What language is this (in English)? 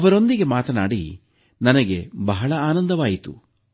Kannada